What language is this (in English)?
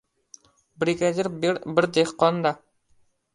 Uzbek